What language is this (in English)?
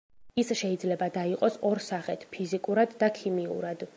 Georgian